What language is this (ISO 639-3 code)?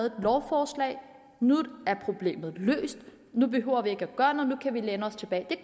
dan